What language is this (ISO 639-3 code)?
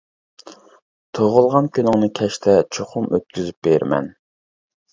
uig